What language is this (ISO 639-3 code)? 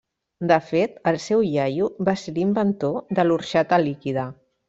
cat